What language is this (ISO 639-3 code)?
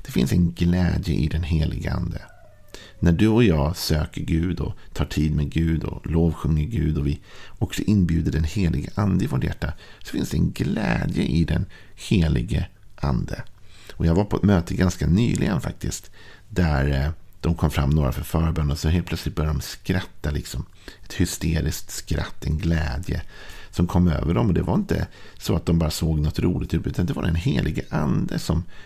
swe